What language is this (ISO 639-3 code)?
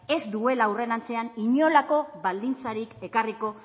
eus